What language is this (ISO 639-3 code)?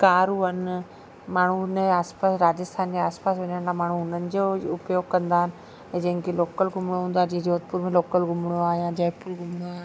snd